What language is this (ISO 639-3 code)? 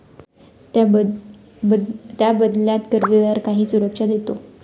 mar